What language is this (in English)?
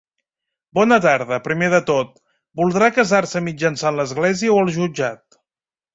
Catalan